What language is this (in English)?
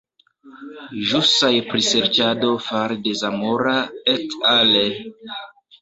Esperanto